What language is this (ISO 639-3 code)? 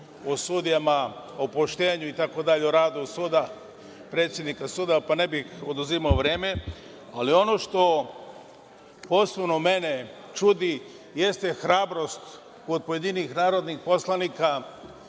srp